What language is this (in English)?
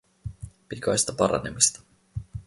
Finnish